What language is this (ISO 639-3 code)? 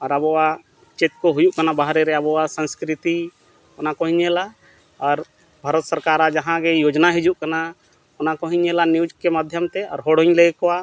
sat